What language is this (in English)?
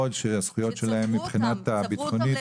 Hebrew